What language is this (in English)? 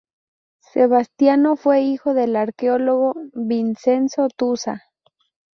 Spanish